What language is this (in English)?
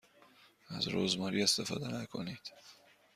Persian